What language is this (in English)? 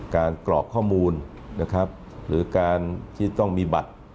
Thai